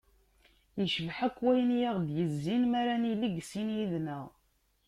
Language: Kabyle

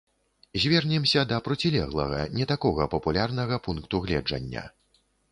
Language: Belarusian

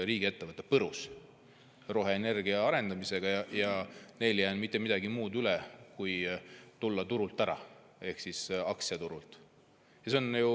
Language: Estonian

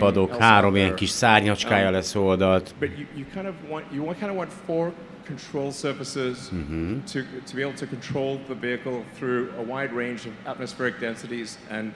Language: Hungarian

